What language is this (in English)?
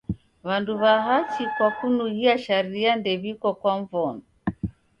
Taita